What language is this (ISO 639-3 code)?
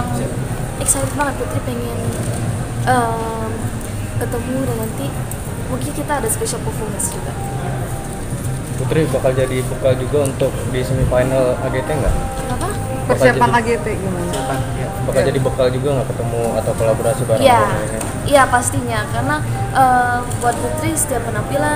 ind